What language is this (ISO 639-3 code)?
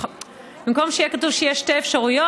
heb